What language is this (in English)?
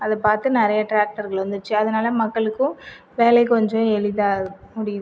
Tamil